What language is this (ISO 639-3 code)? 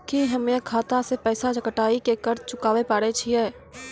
mai